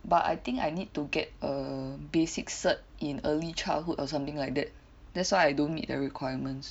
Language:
English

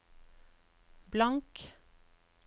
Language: Norwegian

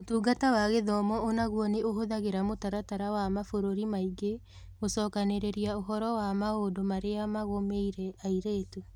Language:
Kikuyu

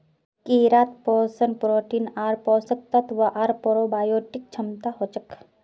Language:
Magahi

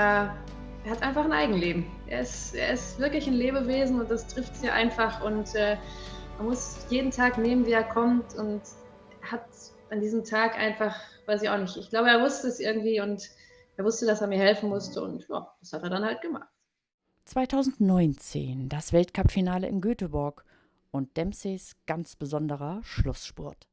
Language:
German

